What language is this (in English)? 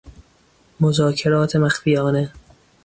Persian